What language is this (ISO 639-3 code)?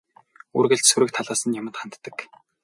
mon